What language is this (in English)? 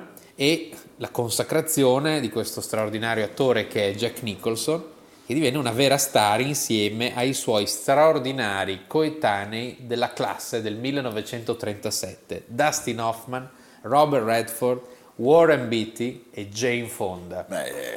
Italian